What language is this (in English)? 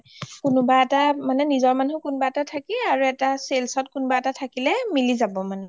Assamese